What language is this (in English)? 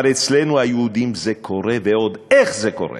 Hebrew